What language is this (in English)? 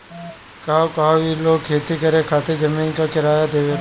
Bhojpuri